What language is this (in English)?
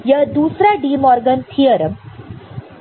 Hindi